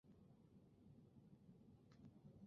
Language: Chinese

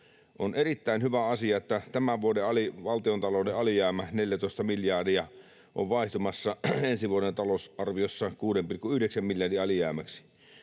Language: Finnish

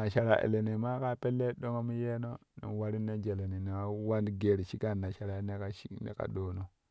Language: Kushi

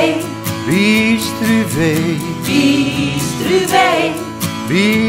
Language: Dutch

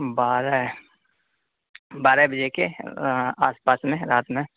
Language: Urdu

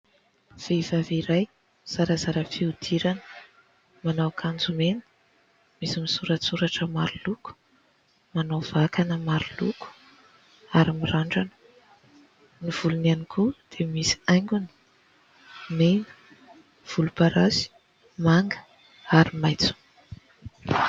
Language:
Malagasy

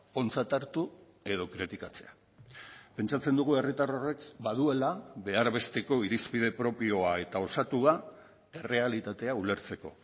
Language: Basque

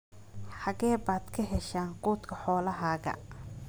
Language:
Somali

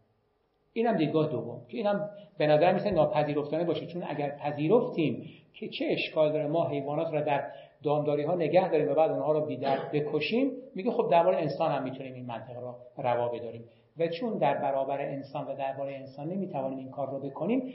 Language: Persian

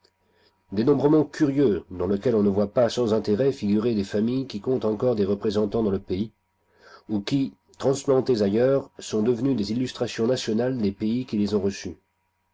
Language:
French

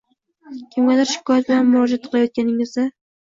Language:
Uzbek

